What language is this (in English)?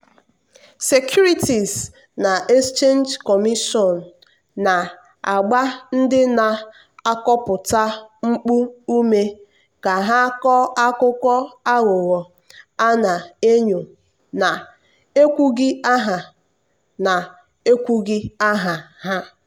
Igbo